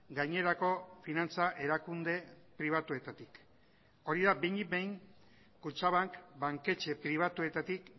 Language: Basque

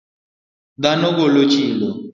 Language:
Luo (Kenya and Tanzania)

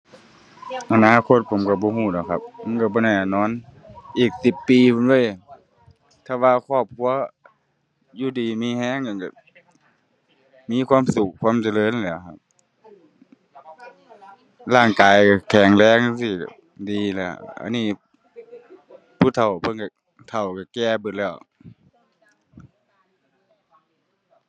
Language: Thai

